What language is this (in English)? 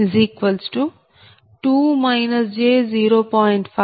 Telugu